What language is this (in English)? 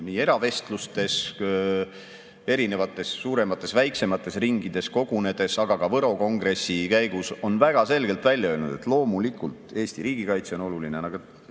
Estonian